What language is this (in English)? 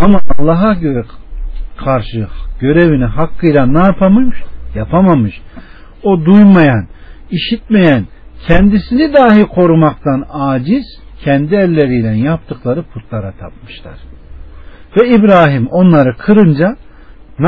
Turkish